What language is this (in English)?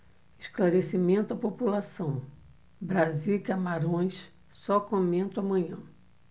Portuguese